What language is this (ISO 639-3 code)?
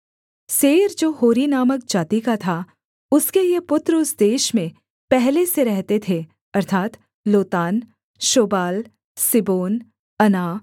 hin